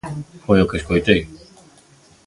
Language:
Galician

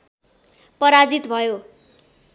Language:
Nepali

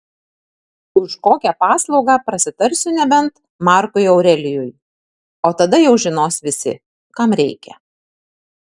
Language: Lithuanian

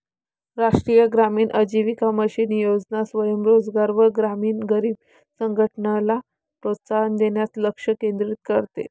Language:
Marathi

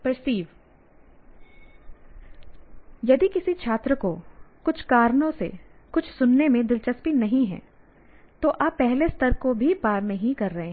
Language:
Hindi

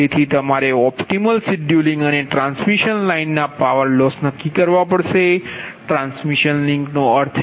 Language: Gujarati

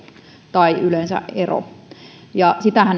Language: Finnish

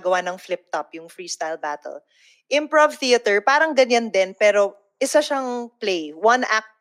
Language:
Filipino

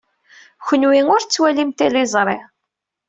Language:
Kabyle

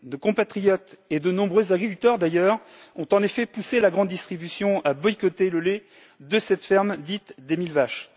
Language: French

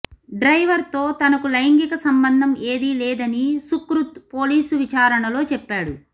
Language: Telugu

